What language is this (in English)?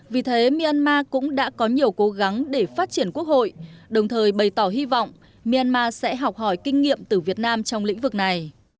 Vietnamese